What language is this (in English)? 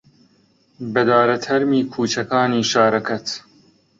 Central Kurdish